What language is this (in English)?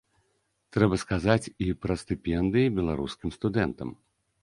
Belarusian